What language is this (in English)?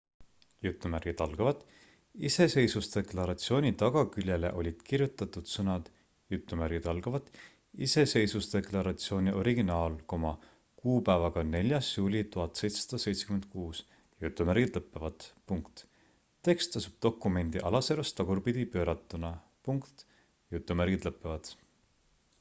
Estonian